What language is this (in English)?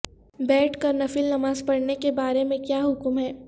Urdu